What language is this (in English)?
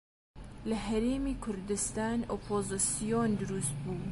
Central Kurdish